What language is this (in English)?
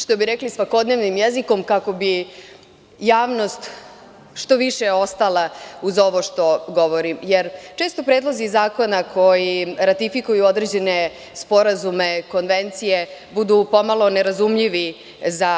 Serbian